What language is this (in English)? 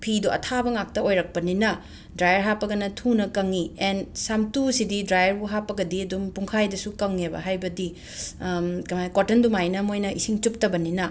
Manipuri